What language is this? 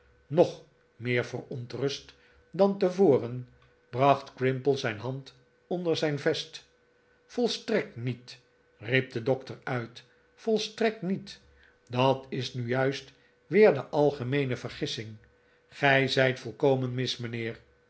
Dutch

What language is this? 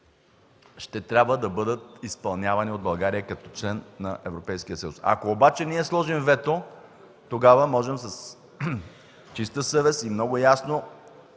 Bulgarian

